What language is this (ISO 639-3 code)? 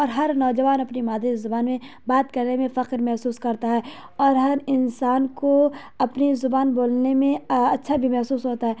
urd